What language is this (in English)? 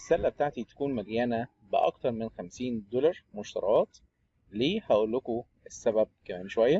Arabic